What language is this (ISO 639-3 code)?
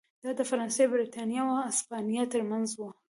pus